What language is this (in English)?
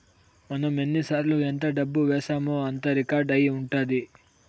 Telugu